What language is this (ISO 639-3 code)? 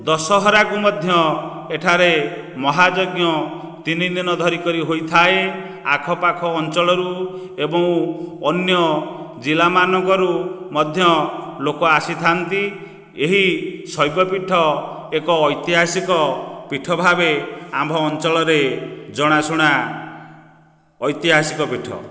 ori